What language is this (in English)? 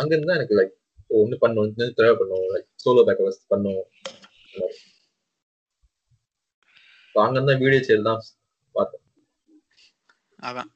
Tamil